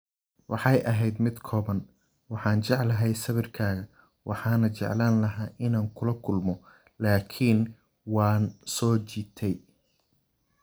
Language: Somali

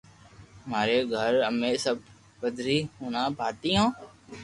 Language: Loarki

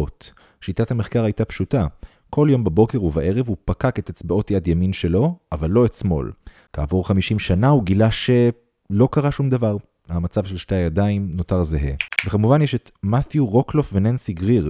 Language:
Hebrew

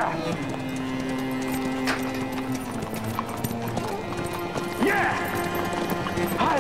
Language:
Turkish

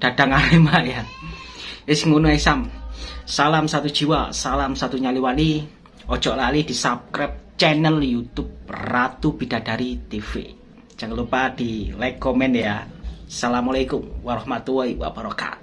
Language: Indonesian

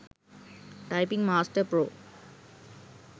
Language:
Sinhala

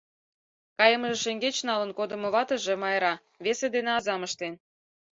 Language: Mari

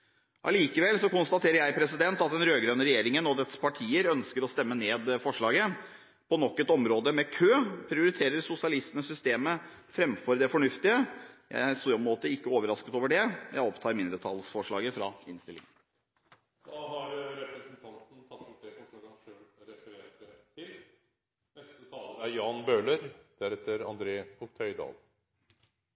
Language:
Norwegian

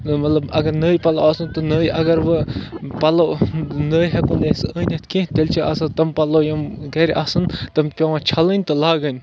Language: Kashmiri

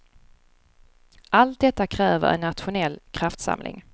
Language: Swedish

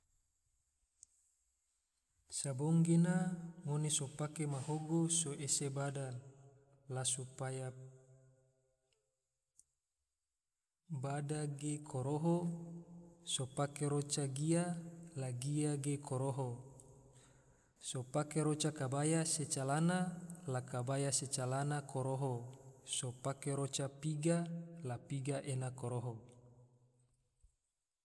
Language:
Tidore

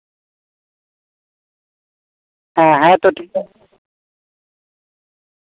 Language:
Santali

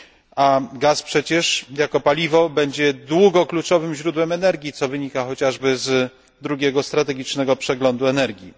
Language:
Polish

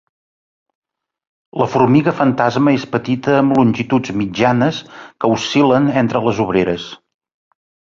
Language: Catalan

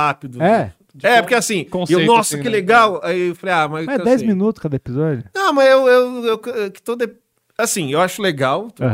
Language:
Portuguese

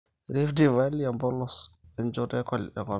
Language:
Masai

